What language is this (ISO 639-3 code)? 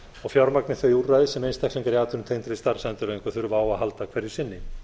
isl